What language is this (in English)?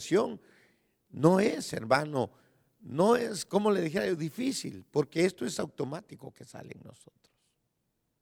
Spanish